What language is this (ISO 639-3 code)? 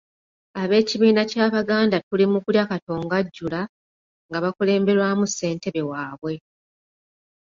lug